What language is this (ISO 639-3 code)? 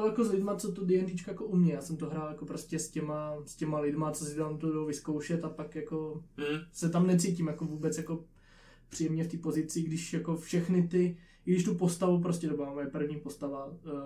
ces